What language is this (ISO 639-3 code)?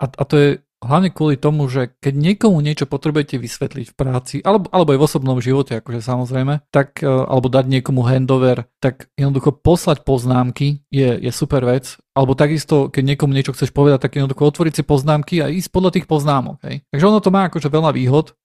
slk